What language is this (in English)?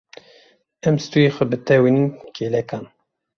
Kurdish